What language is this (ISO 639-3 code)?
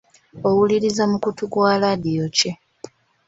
lug